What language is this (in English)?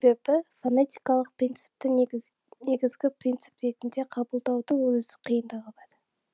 Kazakh